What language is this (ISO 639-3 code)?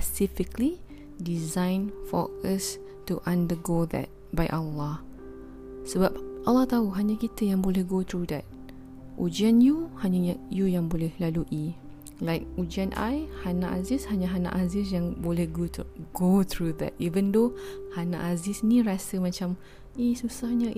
msa